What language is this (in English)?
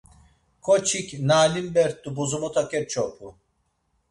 Laz